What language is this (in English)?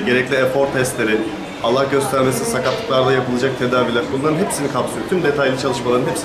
Turkish